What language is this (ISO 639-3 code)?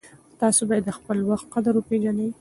pus